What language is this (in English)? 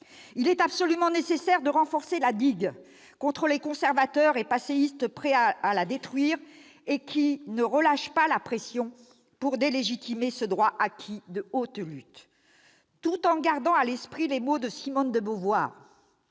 French